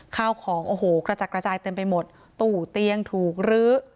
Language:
Thai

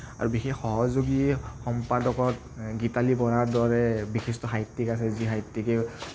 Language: Assamese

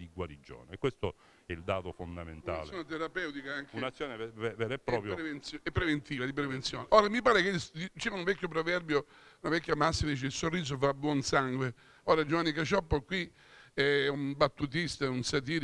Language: Italian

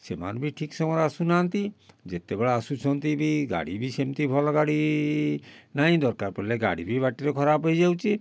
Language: Odia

